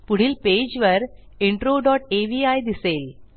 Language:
Marathi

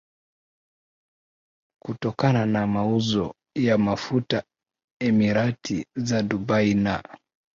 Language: Swahili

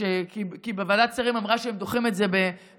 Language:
Hebrew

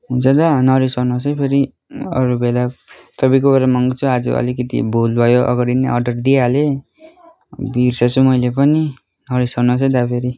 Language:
Nepali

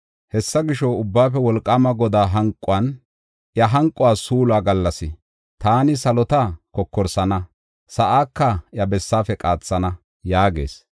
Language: Gofa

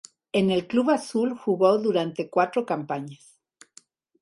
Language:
Spanish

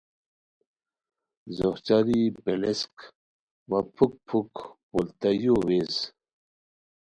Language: Khowar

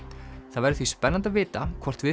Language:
Icelandic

